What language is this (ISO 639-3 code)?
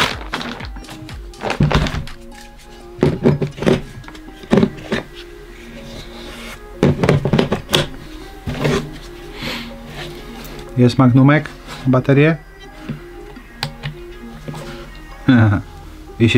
pol